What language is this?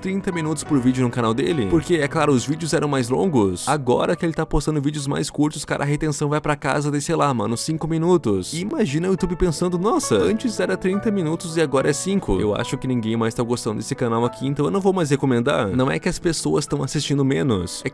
Portuguese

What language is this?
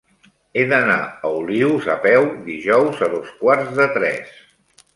Catalan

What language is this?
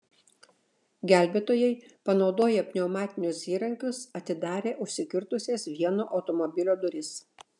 Lithuanian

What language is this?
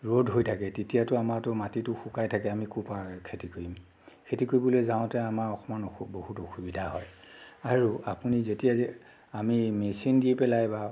Assamese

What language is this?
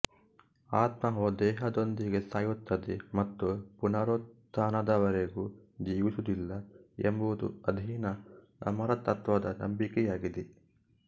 Kannada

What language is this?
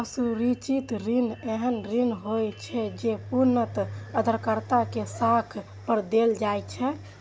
Maithili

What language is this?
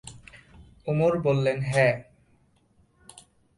Bangla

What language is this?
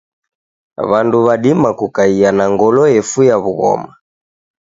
Taita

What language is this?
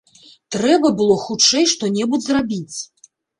Belarusian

